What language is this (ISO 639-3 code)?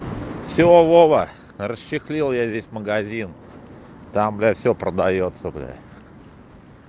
rus